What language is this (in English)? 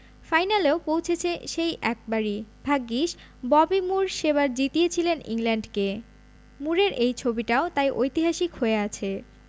Bangla